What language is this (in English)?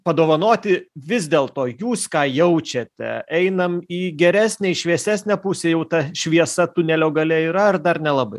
Lithuanian